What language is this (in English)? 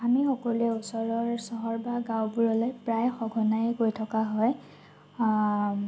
Assamese